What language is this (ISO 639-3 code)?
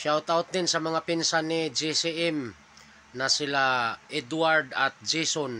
fil